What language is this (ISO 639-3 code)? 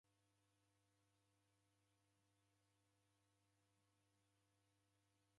dav